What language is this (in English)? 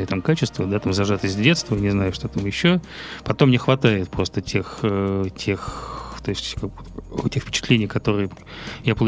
Russian